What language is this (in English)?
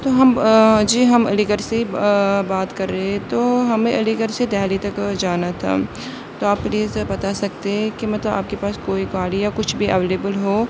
Urdu